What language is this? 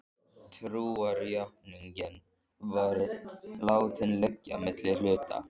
Icelandic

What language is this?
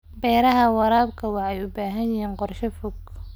Somali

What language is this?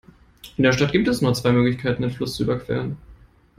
German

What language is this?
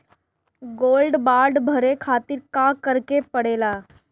Bhojpuri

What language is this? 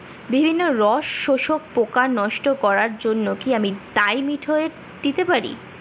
Bangla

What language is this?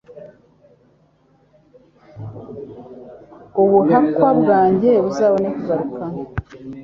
Kinyarwanda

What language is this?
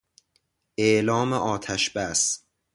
Persian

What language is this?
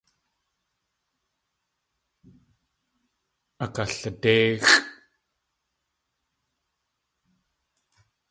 Tlingit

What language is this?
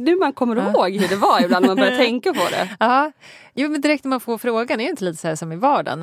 Swedish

